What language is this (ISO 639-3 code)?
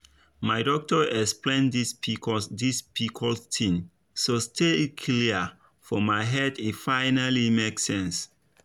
pcm